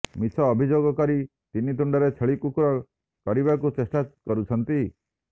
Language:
Odia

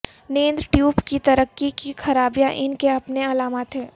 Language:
Urdu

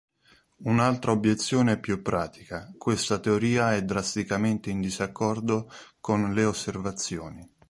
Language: Italian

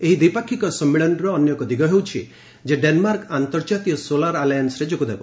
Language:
Odia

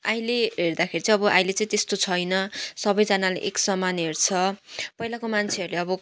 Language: Nepali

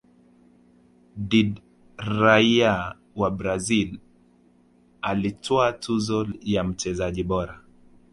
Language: Swahili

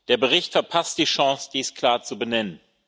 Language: German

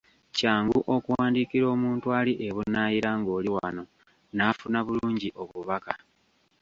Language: Ganda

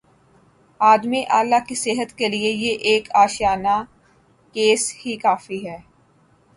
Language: Urdu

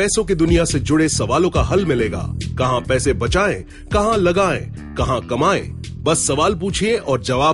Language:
Hindi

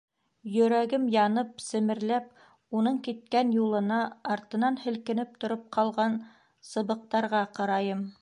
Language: Bashkir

